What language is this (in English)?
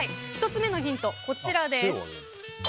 Japanese